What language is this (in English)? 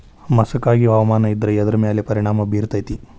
Kannada